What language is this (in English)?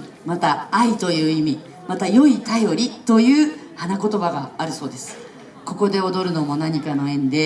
Japanese